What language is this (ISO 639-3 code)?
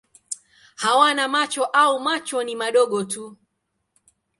swa